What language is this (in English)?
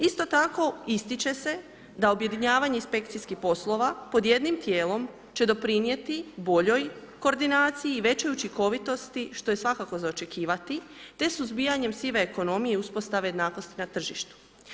Croatian